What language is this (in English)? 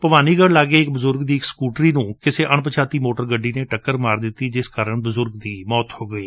Punjabi